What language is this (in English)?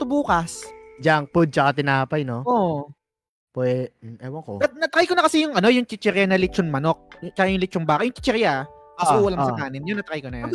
Filipino